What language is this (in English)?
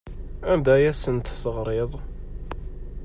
Kabyle